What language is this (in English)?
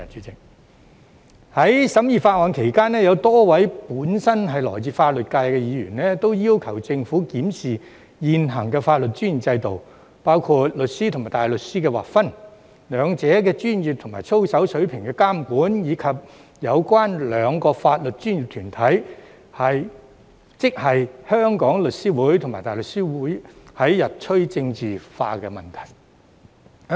Cantonese